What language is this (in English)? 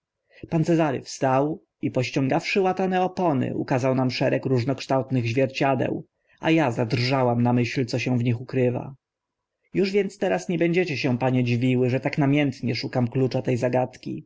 Polish